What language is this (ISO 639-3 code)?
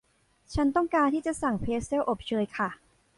tha